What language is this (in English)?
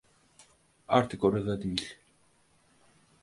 Turkish